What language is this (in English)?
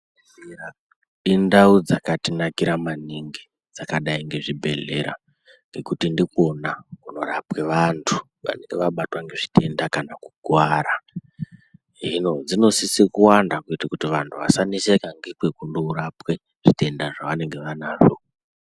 Ndau